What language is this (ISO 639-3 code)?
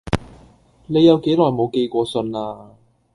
yue